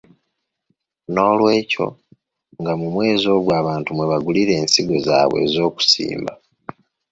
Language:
Ganda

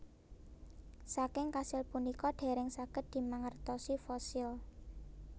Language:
Javanese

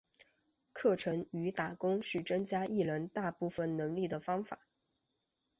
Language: Chinese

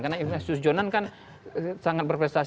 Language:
Indonesian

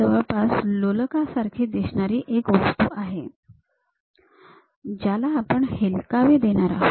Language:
Marathi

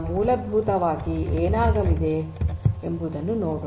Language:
Kannada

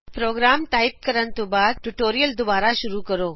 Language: Punjabi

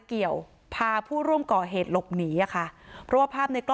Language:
Thai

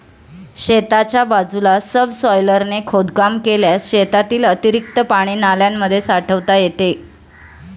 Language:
Marathi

